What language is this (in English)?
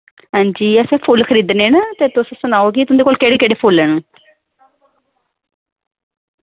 Dogri